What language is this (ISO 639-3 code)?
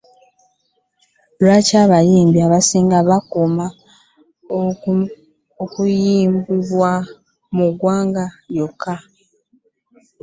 lug